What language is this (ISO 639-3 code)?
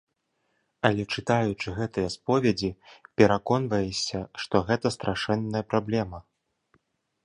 bel